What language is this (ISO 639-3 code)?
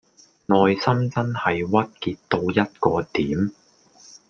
yue